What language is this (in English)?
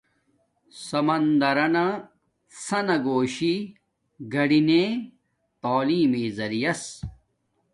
Domaaki